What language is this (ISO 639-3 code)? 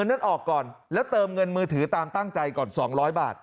tha